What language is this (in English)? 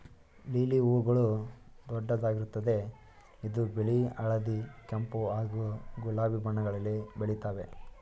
Kannada